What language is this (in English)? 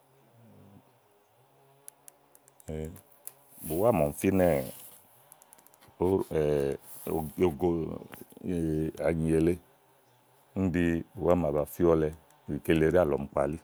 Igo